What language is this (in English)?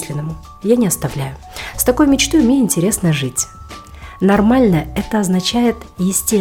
Russian